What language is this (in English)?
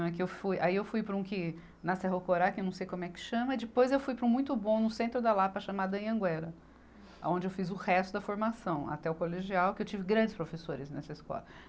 Portuguese